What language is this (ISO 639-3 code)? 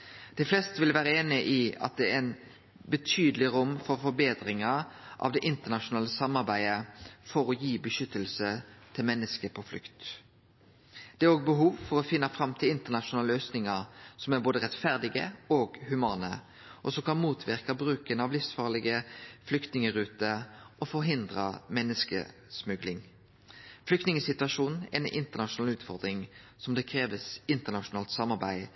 nno